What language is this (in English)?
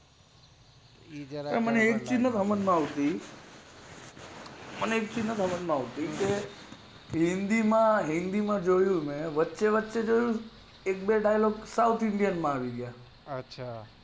Gujarati